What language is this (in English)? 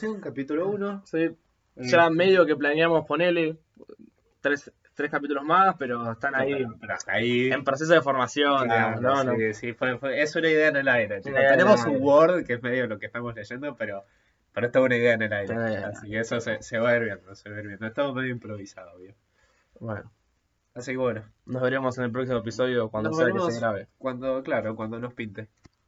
Spanish